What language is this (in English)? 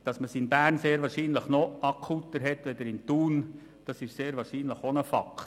Swiss German